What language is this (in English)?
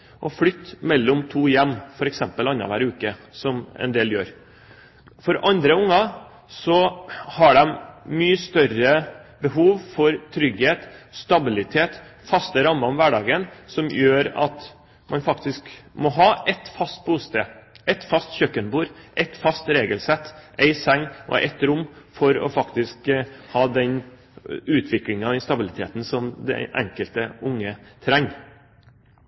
Norwegian Bokmål